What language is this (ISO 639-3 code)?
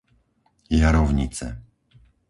slk